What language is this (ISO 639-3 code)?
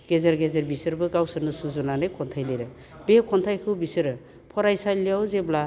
brx